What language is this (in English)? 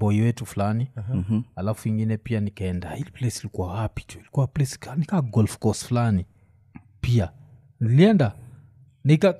Swahili